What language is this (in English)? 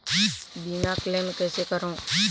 Chhattisgarhi